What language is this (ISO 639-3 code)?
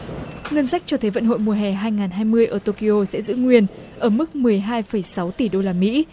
vie